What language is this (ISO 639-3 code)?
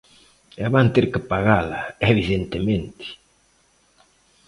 glg